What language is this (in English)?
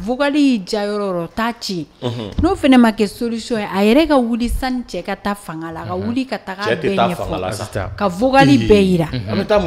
French